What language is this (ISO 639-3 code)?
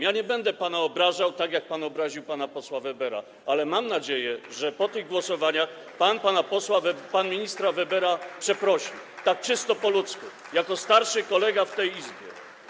pol